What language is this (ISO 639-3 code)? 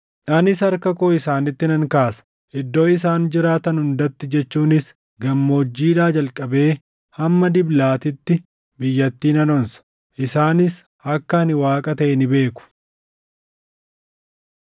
orm